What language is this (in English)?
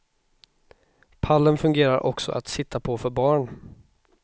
Swedish